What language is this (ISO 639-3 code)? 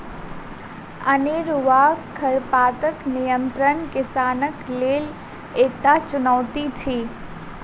mai